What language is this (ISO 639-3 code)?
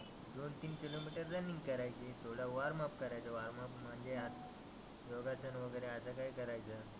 mar